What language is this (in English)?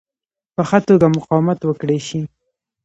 Pashto